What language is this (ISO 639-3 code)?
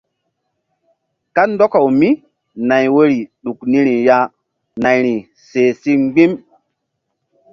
mdd